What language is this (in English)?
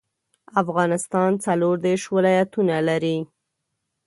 Pashto